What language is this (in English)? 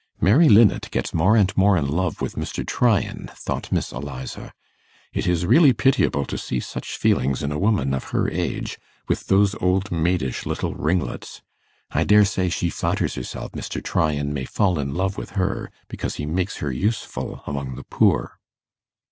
English